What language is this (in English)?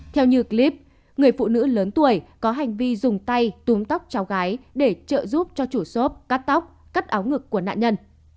Vietnamese